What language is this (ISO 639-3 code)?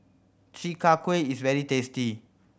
eng